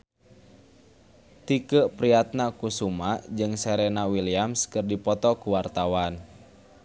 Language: Sundanese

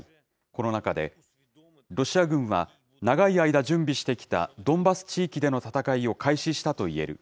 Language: Japanese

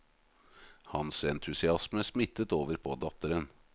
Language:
Norwegian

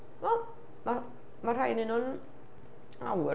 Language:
Welsh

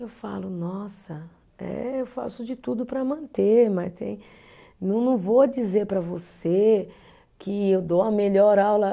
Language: Portuguese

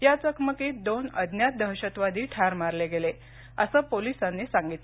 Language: Marathi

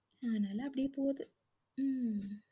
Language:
Tamil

